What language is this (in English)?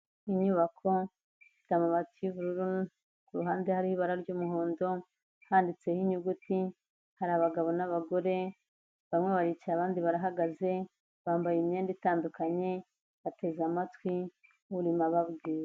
Kinyarwanda